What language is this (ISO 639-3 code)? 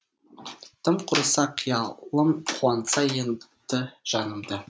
kaz